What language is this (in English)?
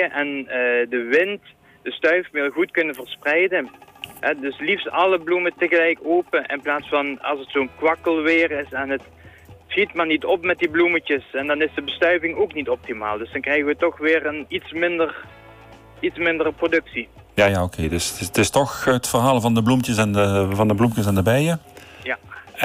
Dutch